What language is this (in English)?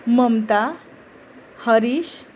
Marathi